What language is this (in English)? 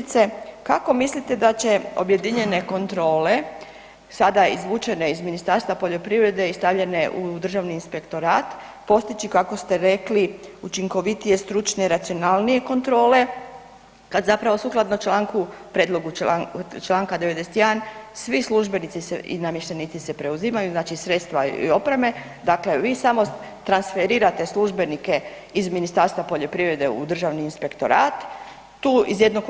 Croatian